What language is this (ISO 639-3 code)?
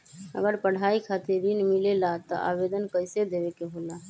mag